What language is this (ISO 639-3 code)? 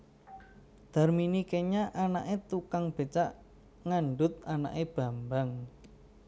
jav